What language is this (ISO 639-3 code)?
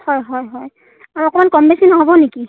asm